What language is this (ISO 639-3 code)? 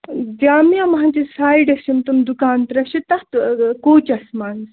kas